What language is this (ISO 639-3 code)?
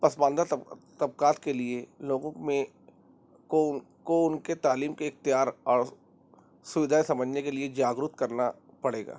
urd